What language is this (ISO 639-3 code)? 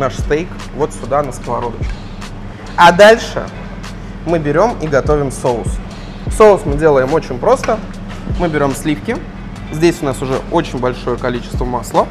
rus